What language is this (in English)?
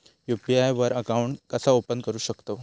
Marathi